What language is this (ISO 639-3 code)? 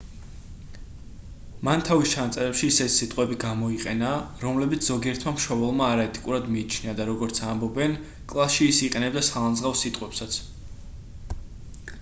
kat